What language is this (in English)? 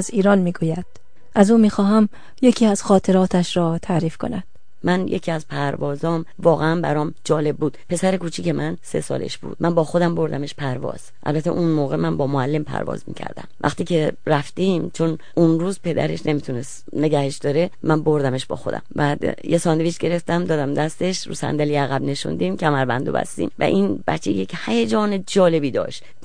Persian